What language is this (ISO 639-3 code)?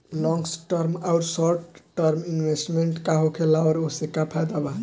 bho